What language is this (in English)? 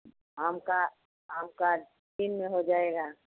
Hindi